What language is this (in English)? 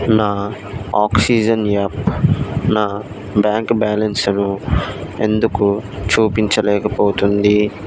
Telugu